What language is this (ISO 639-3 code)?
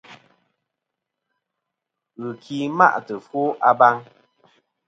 bkm